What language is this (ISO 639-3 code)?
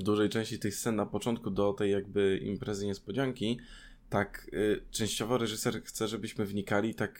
pol